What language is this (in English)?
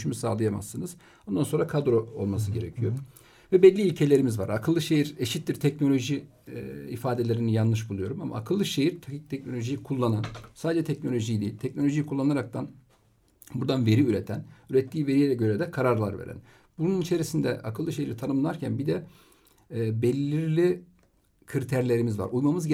Turkish